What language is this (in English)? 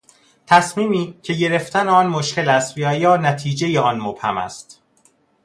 Persian